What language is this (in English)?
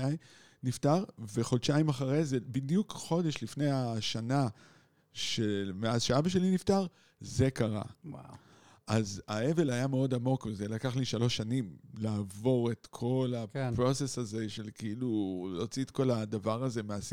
Hebrew